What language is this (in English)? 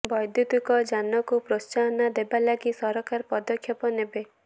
Odia